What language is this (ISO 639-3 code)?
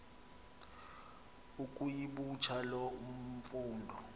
xho